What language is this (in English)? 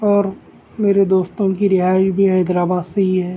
Urdu